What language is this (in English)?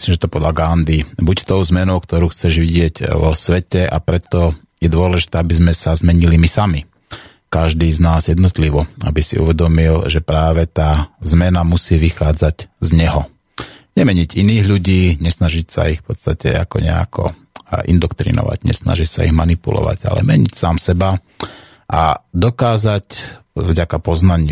Slovak